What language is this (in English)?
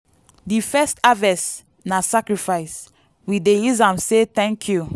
Nigerian Pidgin